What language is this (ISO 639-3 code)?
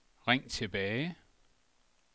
dan